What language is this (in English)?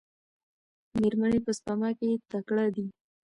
Pashto